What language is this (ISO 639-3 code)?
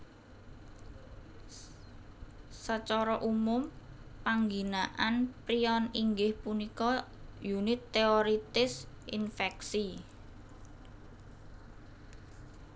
jav